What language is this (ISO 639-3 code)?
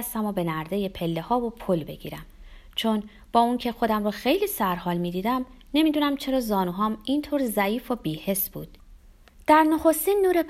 fas